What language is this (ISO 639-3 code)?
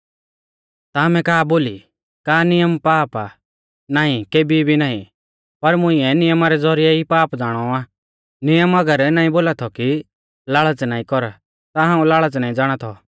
bfz